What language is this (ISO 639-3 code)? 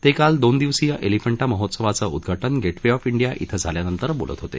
mar